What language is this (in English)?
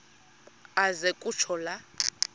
Xhosa